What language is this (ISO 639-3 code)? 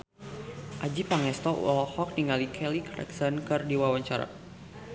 sun